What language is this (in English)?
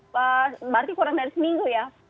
Indonesian